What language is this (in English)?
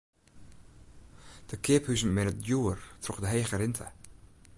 Western Frisian